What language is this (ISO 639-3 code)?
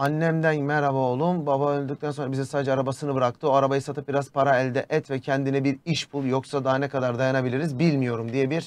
tur